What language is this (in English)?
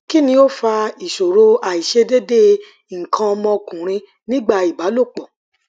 Yoruba